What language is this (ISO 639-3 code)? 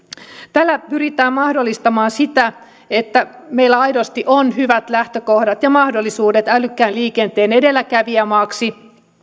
fin